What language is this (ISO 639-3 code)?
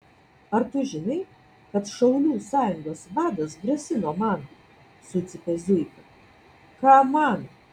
lit